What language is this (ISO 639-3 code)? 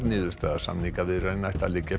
isl